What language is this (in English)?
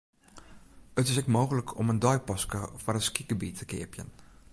Western Frisian